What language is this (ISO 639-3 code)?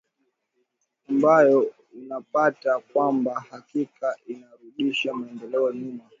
swa